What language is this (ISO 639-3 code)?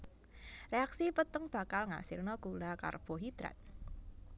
jav